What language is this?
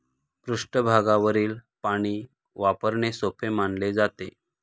Marathi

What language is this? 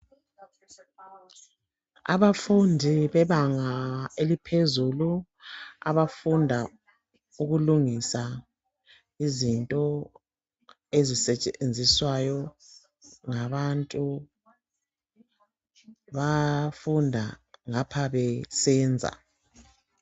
North Ndebele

